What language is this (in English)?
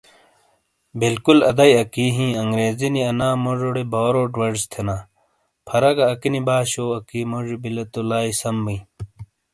Shina